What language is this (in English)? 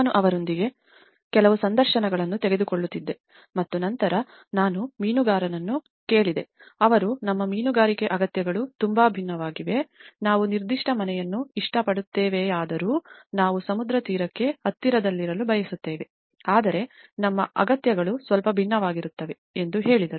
Kannada